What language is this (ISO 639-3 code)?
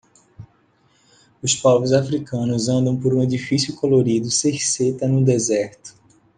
por